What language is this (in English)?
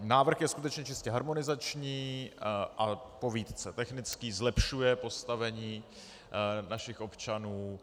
Czech